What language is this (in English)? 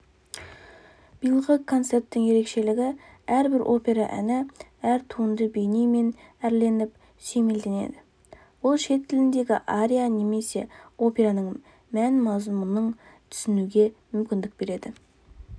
Kazakh